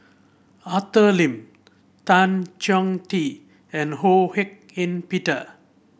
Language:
English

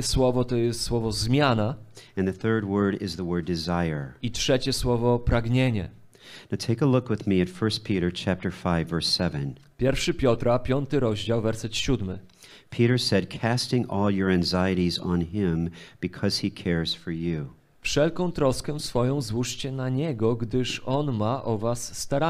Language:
Polish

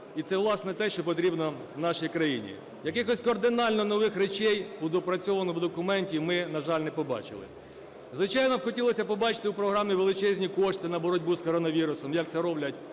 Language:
Ukrainian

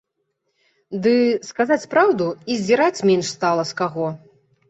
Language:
Belarusian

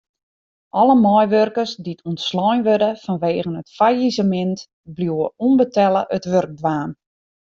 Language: Western Frisian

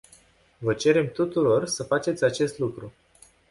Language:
Romanian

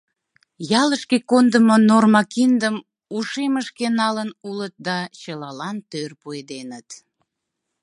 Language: Mari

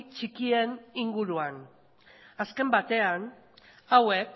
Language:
Basque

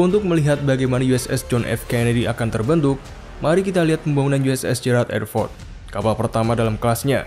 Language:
Indonesian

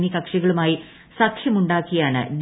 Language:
Malayalam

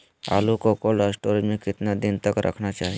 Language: Magahi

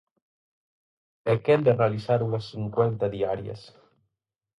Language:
Galician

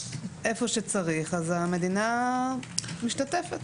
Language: Hebrew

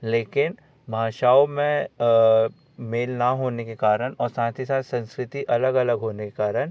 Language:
Hindi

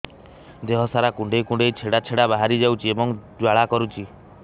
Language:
Odia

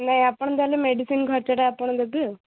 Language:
Odia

